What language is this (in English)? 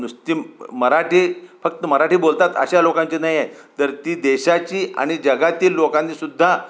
Marathi